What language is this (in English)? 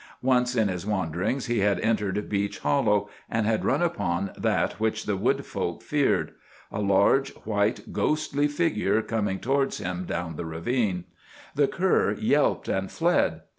English